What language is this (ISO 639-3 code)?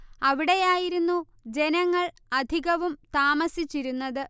mal